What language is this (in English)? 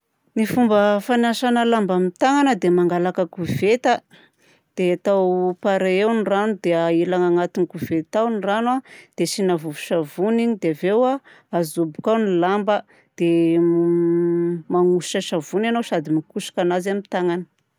Southern Betsimisaraka Malagasy